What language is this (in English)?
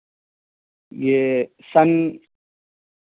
Urdu